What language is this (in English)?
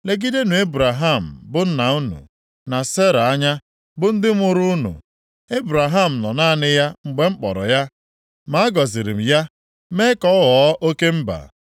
Igbo